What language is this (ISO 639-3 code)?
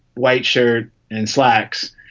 eng